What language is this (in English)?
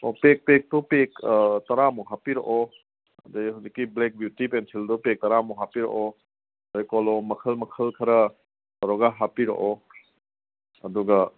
Manipuri